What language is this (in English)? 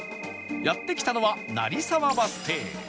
Japanese